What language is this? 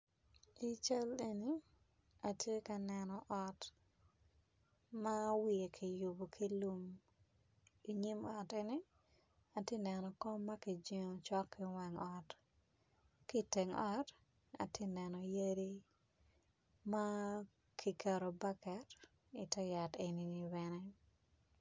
Acoli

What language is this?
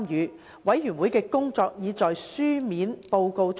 Cantonese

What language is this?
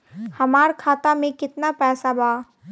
Bhojpuri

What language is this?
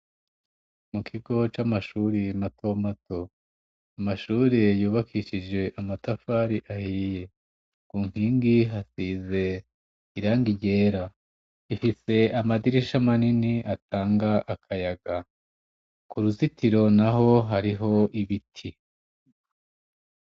Rundi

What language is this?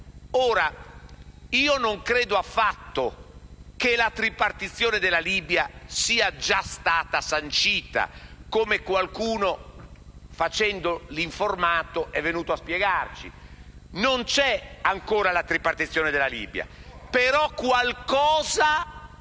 Italian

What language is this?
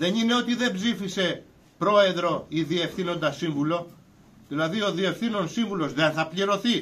Greek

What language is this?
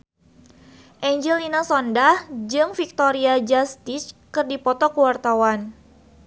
Sundanese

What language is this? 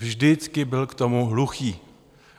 Czech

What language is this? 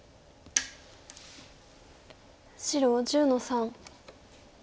Japanese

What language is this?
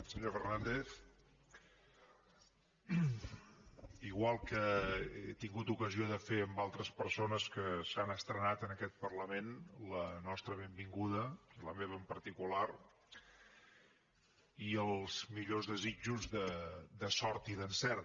Catalan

